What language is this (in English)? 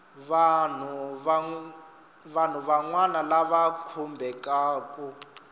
Tsonga